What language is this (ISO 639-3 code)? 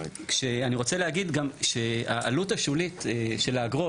heb